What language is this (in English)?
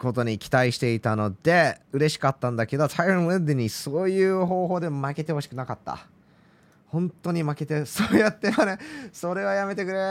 Japanese